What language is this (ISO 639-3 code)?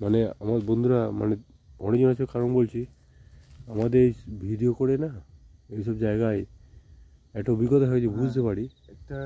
tur